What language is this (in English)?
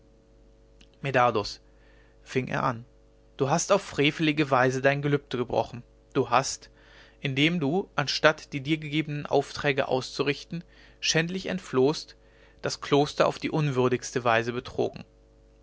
German